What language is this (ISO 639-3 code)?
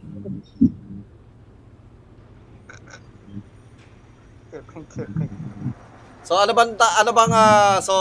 fil